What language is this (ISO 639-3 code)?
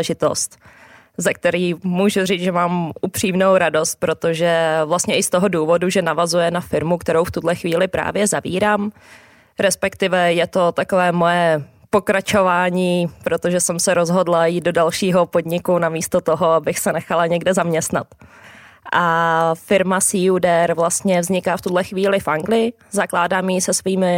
ces